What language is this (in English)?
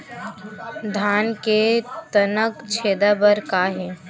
Chhattisgarhi